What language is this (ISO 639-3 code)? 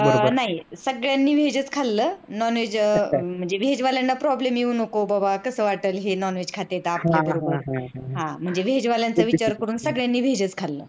mar